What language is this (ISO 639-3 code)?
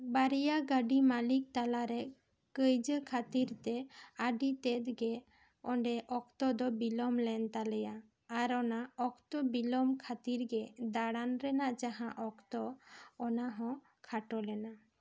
sat